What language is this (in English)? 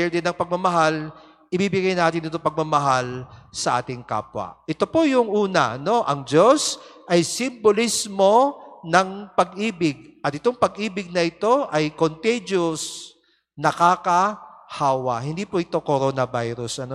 Filipino